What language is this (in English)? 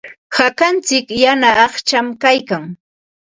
Ambo-Pasco Quechua